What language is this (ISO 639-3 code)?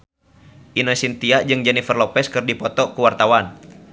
sun